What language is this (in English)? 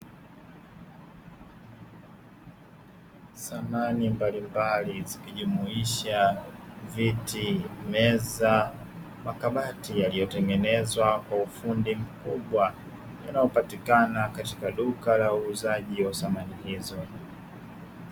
Swahili